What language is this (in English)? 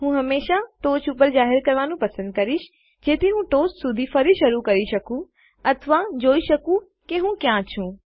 Gujarati